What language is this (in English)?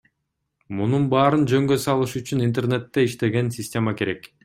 Kyrgyz